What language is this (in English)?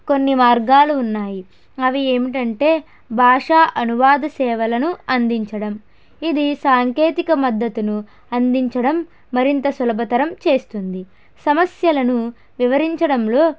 Telugu